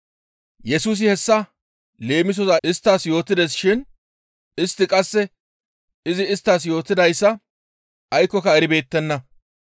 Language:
Gamo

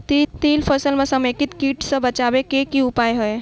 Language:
Maithili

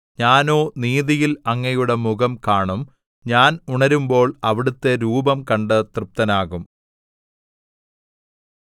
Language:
Malayalam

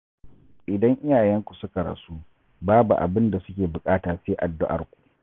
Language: Hausa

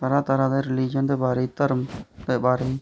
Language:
Dogri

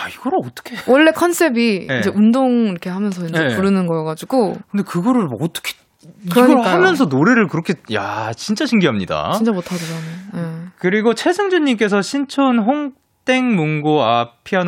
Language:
Korean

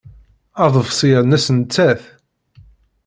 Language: Kabyle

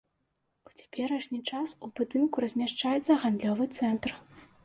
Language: Belarusian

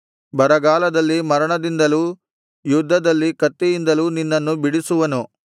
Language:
Kannada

